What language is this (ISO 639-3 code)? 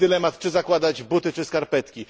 pol